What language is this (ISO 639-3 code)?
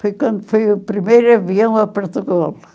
por